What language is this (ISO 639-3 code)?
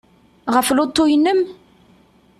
kab